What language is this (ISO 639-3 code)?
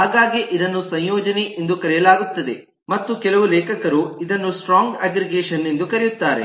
kan